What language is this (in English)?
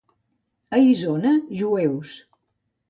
Catalan